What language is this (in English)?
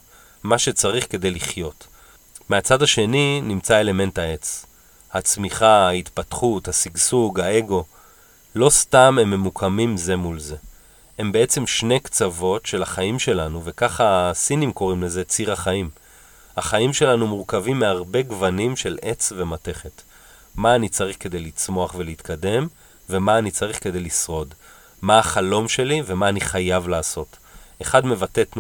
Hebrew